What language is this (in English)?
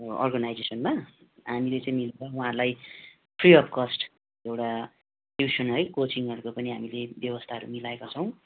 Nepali